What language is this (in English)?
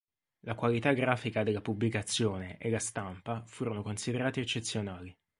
Italian